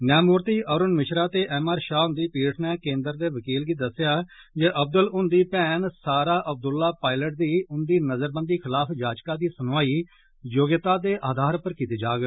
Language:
Dogri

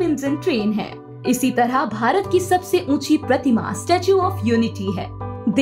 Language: Hindi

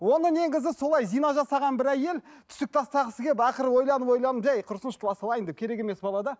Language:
Kazakh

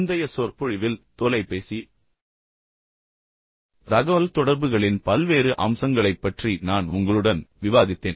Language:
Tamil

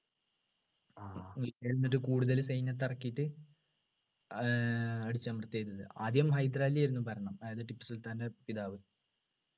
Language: Malayalam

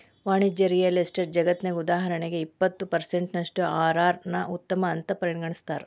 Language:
Kannada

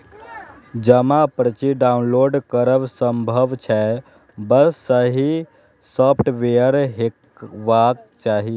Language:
Maithili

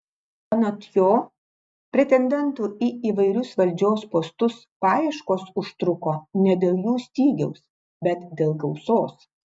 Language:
Lithuanian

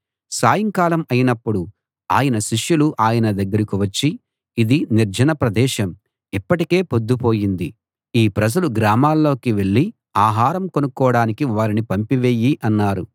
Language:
Telugu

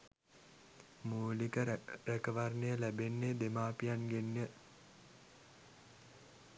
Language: Sinhala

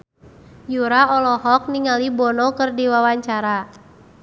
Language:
Sundanese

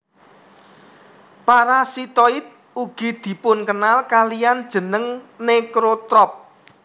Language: Javanese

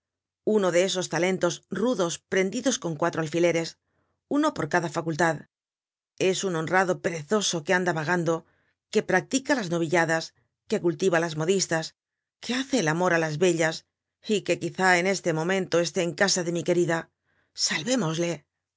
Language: Spanish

